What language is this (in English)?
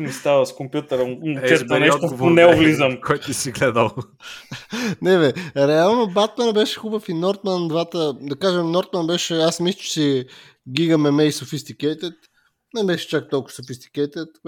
Bulgarian